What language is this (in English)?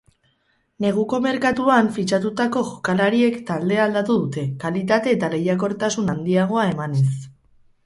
Basque